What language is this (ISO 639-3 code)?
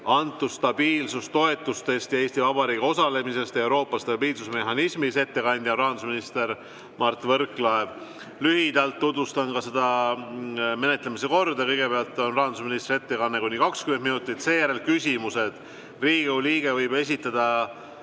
est